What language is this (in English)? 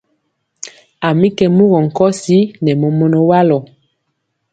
Mpiemo